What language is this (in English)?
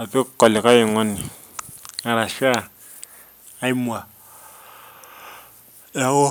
Masai